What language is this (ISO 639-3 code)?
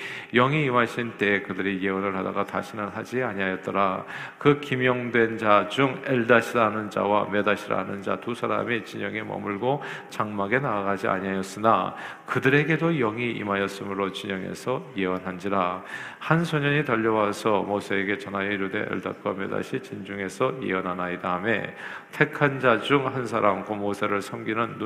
kor